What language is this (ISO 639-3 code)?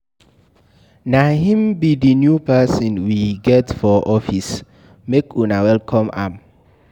pcm